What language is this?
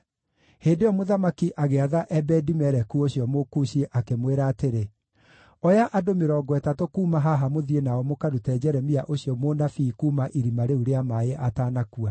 Kikuyu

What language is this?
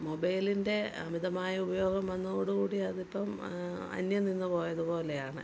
Malayalam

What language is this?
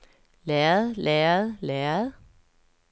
Danish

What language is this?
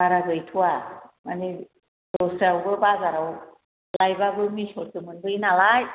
Bodo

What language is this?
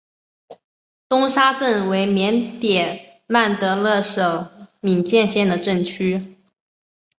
Chinese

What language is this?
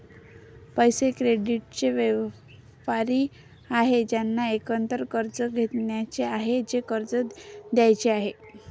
Marathi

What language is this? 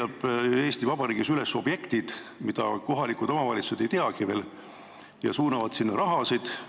Estonian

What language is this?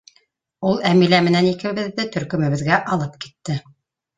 Bashkir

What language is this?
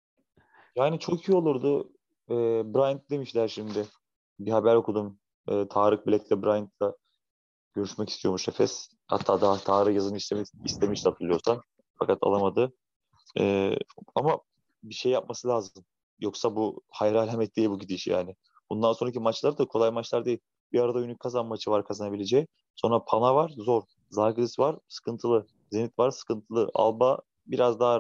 Turkish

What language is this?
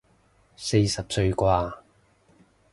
Cantonese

